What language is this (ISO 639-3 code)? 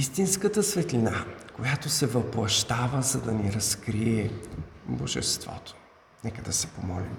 bul